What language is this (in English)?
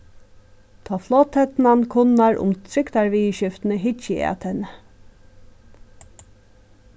Faroese